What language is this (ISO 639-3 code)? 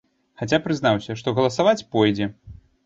bel